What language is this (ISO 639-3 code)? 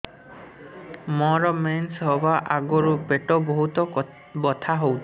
ori